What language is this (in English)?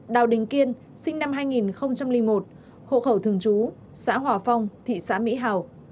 Vietnamese